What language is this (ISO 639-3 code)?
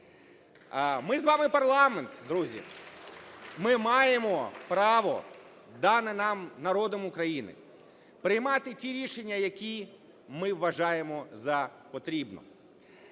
ukr